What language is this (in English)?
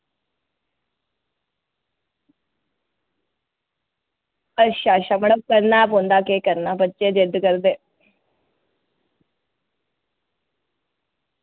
Dogri